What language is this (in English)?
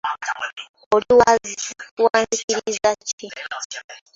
Ganda